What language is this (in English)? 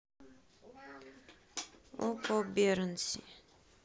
Russian